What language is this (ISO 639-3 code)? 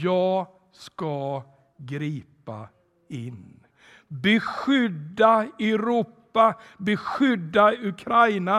swe